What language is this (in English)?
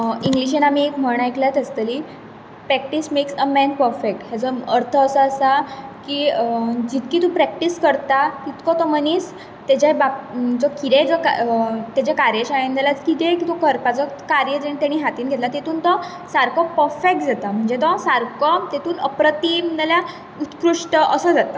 Konkani